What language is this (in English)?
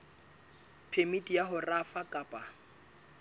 Southern Sotho